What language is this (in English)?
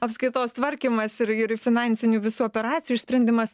Lithuanian